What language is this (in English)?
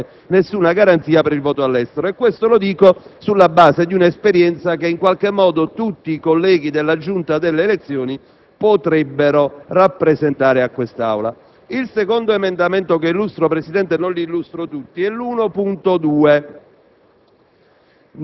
Italian